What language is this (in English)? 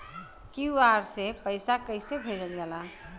Bhojpuri